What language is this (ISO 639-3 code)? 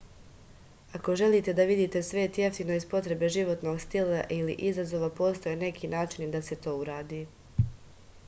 srp